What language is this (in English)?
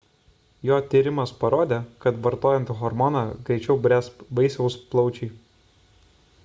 Lithuanian